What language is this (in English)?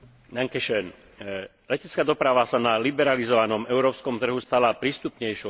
Slovak